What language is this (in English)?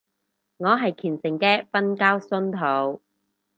Cantonese